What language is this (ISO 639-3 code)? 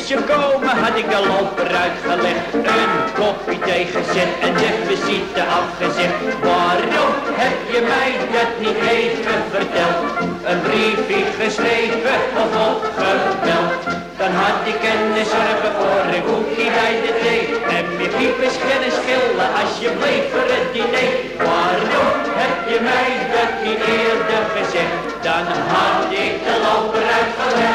nld